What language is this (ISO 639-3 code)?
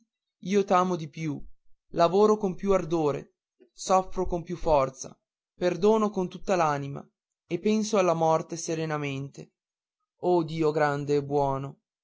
ita